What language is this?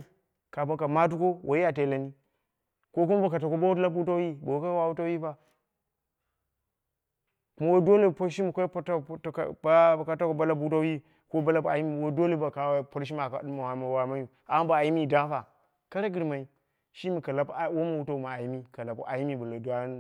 Dera (Nigeria)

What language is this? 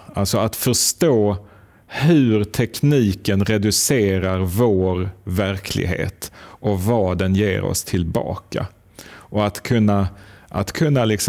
Swedish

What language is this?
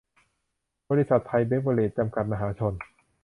Thai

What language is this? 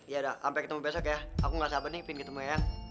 Indonesian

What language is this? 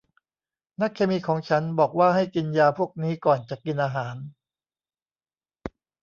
Thai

